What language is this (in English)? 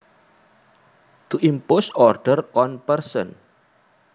Javanese